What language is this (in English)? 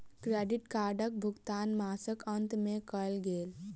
Maithili